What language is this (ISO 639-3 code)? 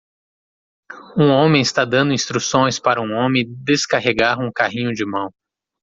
por